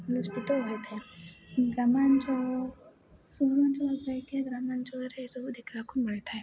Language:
Odia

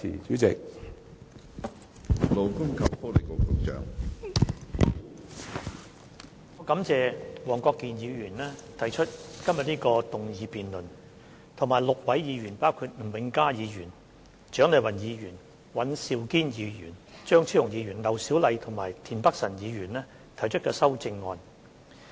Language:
Cantonese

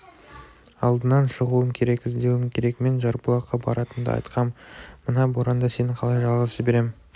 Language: Kazakh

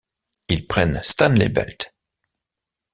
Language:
French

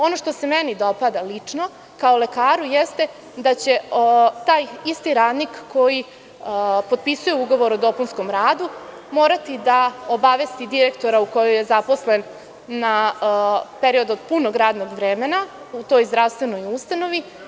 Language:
Serbian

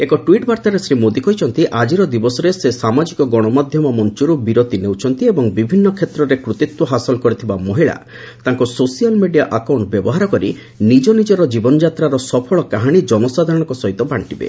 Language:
Odia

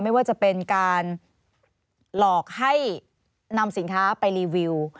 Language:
Thai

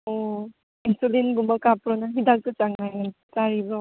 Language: Manipuri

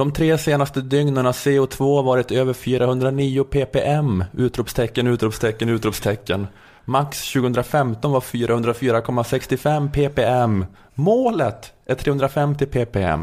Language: Swedish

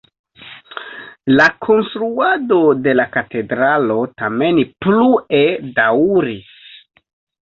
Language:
Esperanto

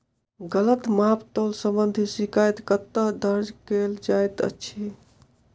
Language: Maithili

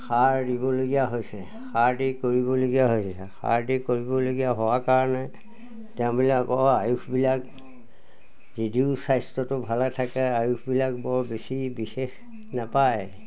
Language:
Assamese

